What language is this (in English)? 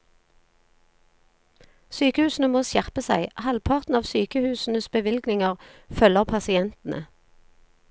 Norwegian